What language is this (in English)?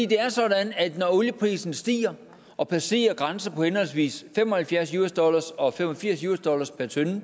Danish